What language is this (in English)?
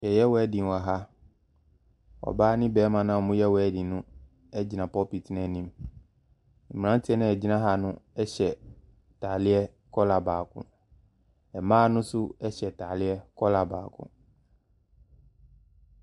Akan